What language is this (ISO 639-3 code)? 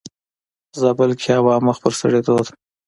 pus